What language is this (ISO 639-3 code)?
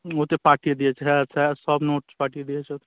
ben